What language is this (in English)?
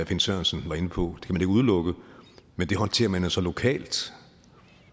Danish